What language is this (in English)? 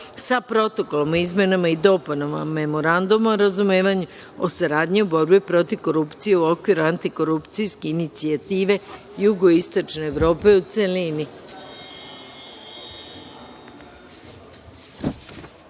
Serbian